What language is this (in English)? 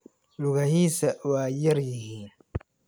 Somali